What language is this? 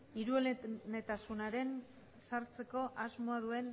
Basque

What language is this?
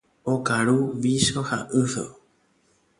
Guarani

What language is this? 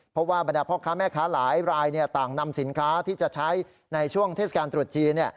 Thai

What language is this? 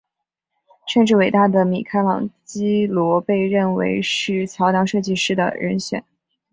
Chinese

